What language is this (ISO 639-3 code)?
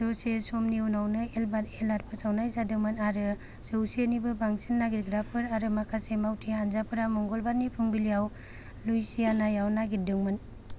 brx